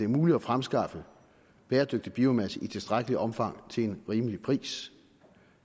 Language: Danish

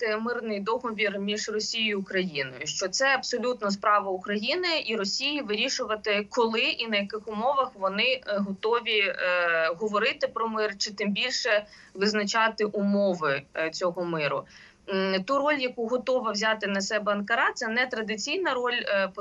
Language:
Ukrainian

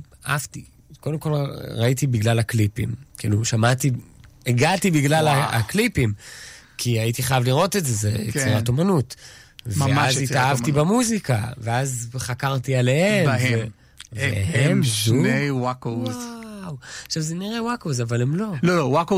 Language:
Hebrew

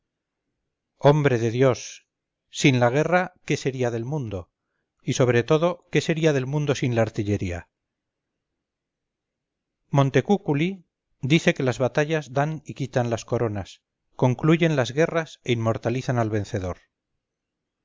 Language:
Spanish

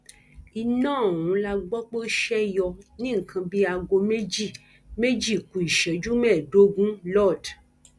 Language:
Yoruba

